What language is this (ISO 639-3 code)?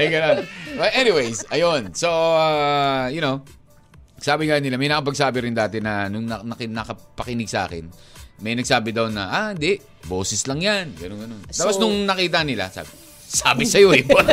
fil